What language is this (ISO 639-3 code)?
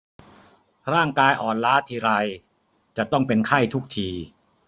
tha